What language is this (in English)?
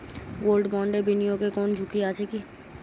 Bangla